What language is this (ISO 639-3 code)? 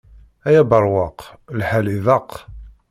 kab